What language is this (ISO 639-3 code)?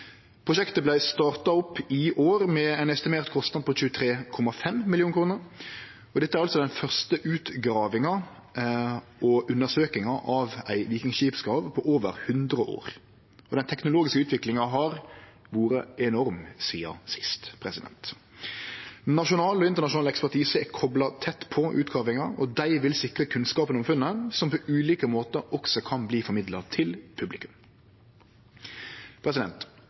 nno